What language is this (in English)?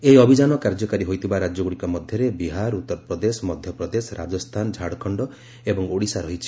Odia